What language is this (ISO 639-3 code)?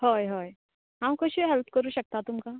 kok